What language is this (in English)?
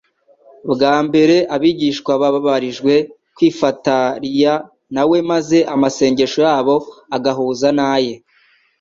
Kinyarwanda